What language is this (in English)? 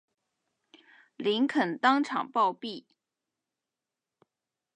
Chinese